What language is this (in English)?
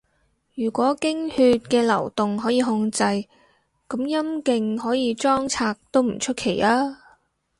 Cantonese